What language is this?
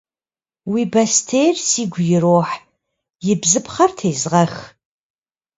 Kabardian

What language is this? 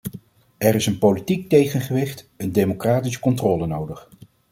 Dutch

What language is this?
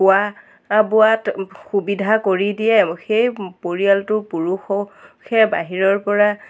Assamese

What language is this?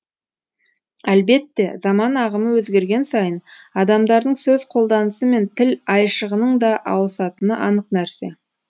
Kazakh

